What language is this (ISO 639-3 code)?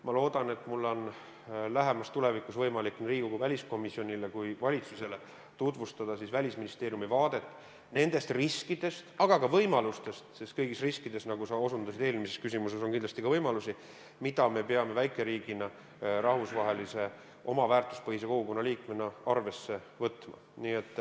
est